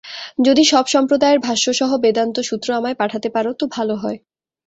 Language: Bangla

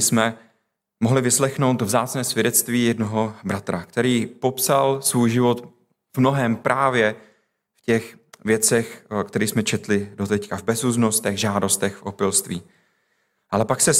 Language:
Czech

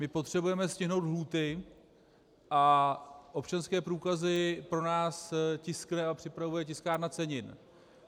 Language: Czech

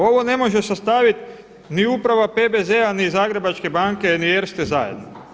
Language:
Croatian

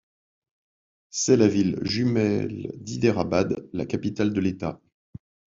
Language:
French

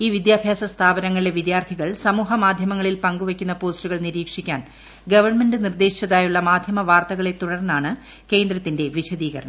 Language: Malayalam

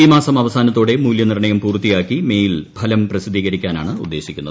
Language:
Malayalam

